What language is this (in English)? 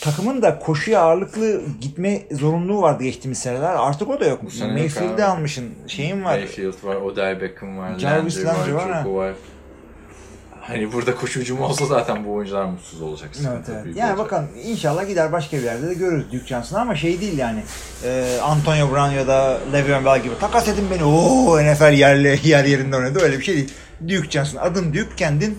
Turkish